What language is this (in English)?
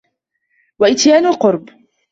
Arabic